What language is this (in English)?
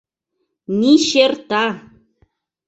Mari